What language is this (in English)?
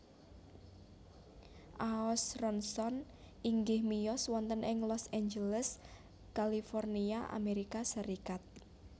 Javanese